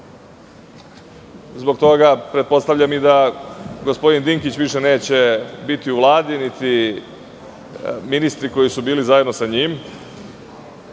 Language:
Serbian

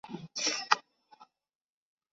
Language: Chinese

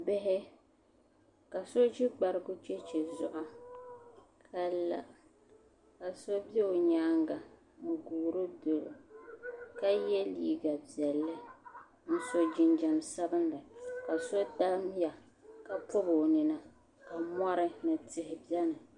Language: Dagbani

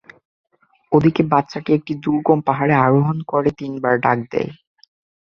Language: Bangla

